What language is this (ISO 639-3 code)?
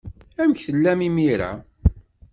kab